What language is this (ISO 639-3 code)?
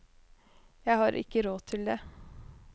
nor